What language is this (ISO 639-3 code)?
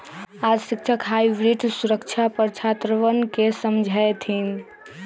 mag